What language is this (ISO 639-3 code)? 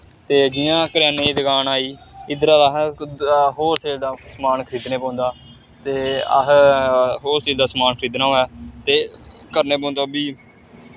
doi